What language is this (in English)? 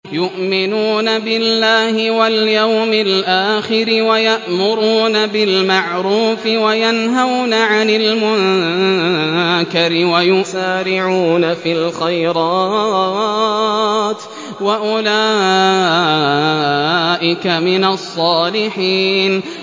Arabic